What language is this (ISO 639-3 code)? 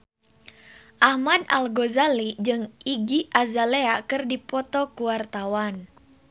sun